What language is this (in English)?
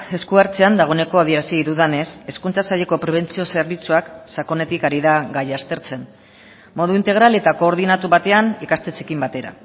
Basque